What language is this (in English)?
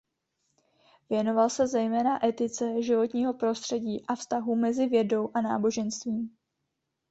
Czech